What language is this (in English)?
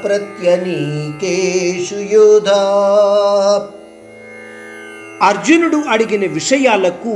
Hindi